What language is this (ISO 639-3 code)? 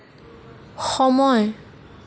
asm